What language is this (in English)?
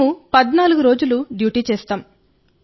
Telugu